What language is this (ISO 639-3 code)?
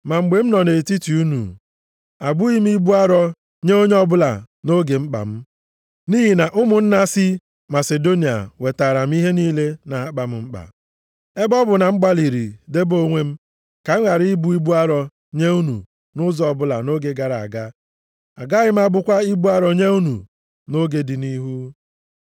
ibo